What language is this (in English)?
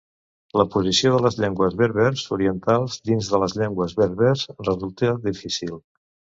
Catalan